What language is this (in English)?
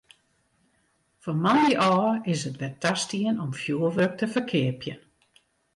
Western Frisian